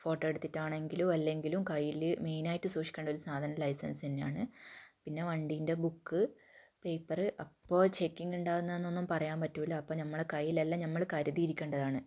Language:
Malayalam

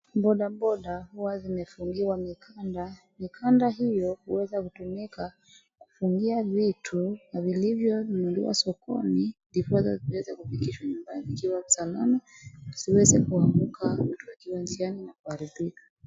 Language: Swahili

